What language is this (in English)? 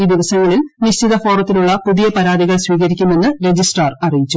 Malayalam